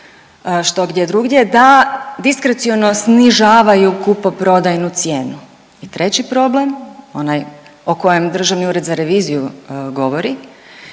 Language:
Croatian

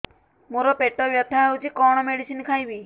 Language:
Odia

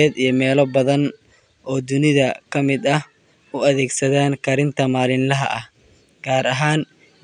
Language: Somali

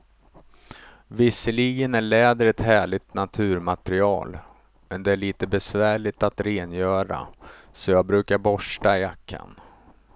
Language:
Swedish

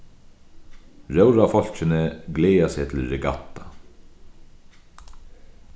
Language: Faroese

